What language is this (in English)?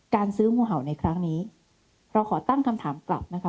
Thai